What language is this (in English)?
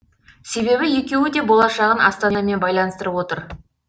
Kazakh